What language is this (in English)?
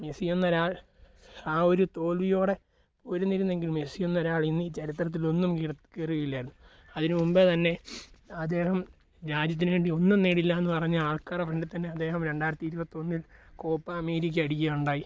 Malayalam